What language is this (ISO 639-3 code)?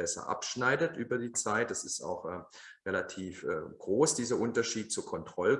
deu